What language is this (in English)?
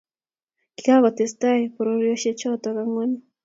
Kalenjin